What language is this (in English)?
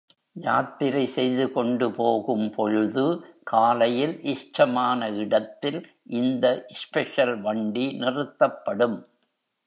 Tamil